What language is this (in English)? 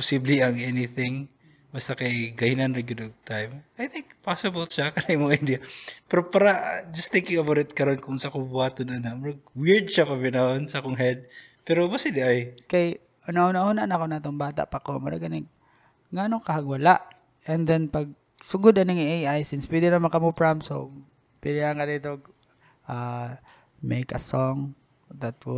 Filipino